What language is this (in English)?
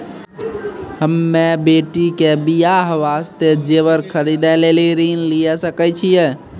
Maithili